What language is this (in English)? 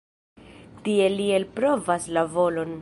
Esperanto